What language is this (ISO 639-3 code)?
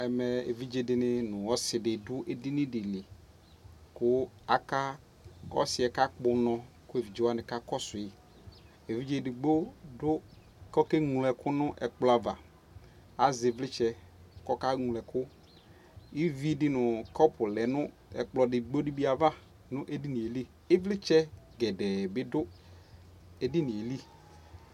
kpo